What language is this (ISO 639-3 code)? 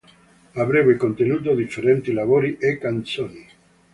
ita